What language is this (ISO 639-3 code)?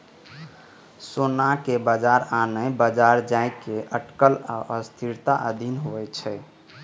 mai